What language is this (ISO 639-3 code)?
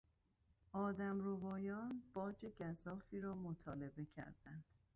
fas